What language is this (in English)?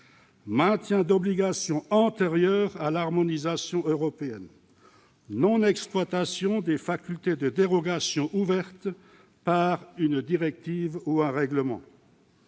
French